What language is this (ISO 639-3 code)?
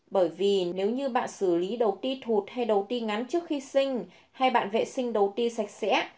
vie